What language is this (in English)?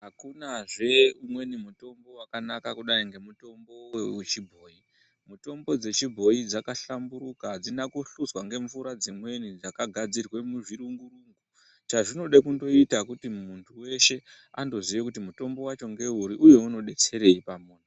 Ndau